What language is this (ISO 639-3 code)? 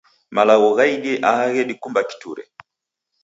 dav